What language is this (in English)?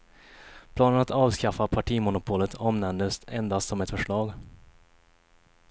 Swedish